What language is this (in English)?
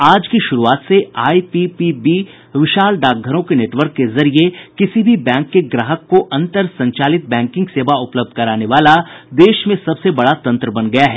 Hindi